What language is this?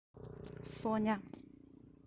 Russian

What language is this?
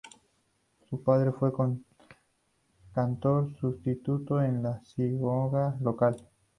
Spanish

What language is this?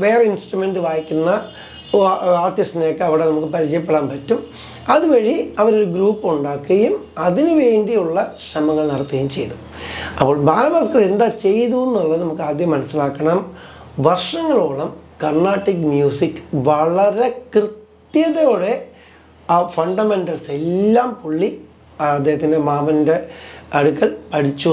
Malayalam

